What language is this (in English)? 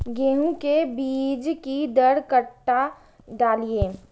Maithili